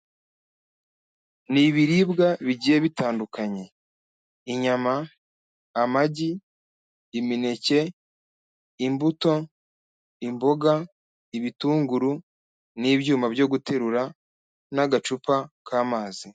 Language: Kinyarwanda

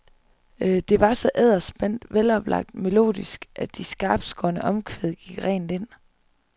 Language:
Danish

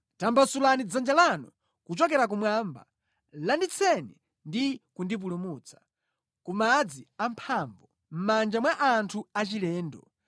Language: Nyanja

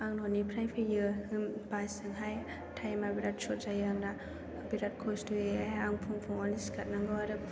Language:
Bodo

